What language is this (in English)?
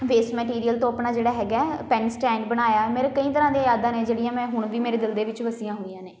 Punjabi